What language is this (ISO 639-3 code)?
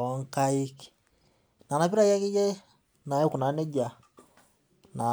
mas